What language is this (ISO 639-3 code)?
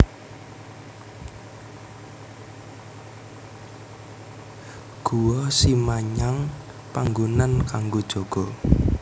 jav